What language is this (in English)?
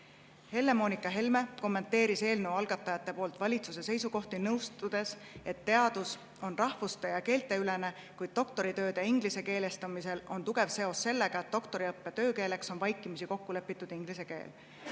Estonian